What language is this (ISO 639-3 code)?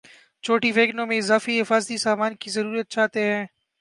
urd